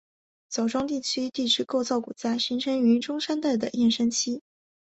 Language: Chinese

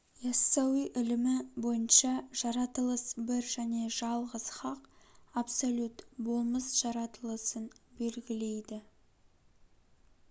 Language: Kazakh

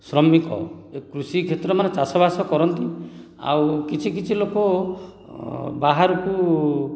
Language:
Odia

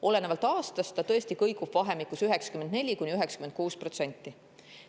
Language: Estonian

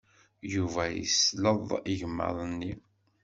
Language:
Kabyle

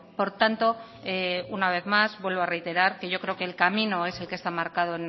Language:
Spanish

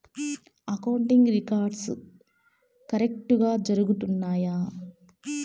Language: Telugu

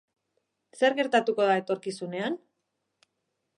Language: Basque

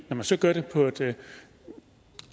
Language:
Danish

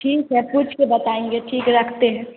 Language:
Hindi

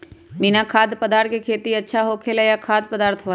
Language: Magahi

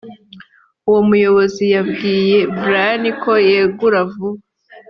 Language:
Kinyarwanda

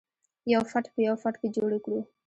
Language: Pashto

